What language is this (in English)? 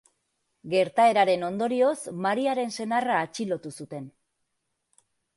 Basque